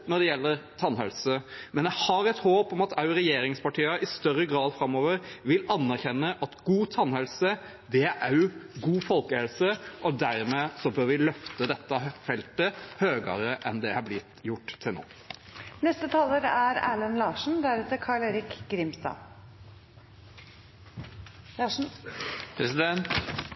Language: Norwegian Bokmål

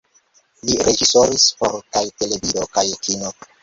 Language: Esperanto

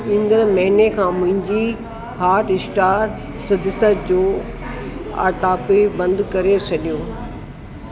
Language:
Sindhi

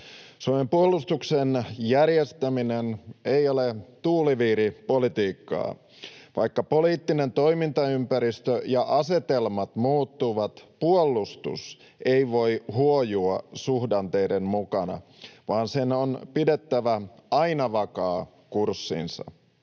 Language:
Finnish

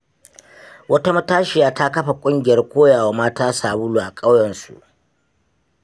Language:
Hausa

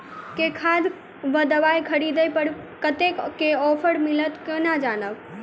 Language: Maithili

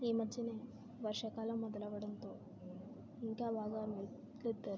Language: Telugu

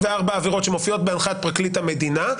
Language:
Hebrew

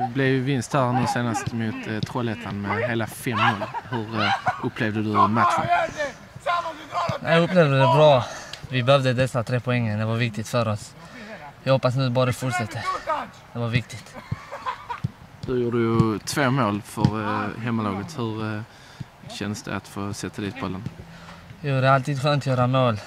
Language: Swedish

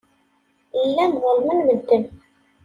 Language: Kabyle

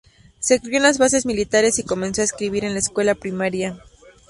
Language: Spanish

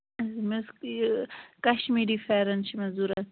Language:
Kashmiri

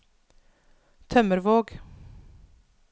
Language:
Norwegian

